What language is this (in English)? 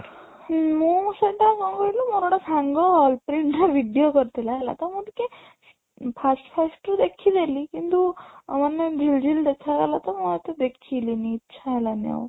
Odia